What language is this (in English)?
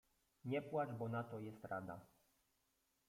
Polish